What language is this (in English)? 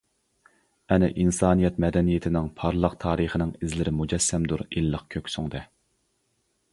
Uyghur